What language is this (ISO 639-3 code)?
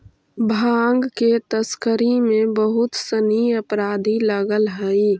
mag